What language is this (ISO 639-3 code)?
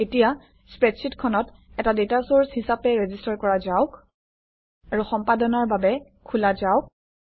asm